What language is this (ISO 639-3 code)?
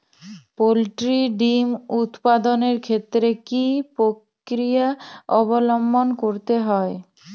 ben